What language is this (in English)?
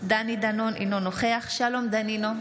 Hebrew